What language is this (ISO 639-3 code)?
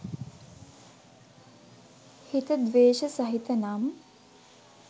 sin